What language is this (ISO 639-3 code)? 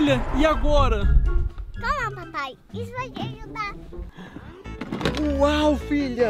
por